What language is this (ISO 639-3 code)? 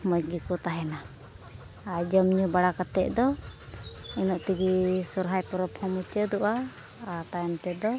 sat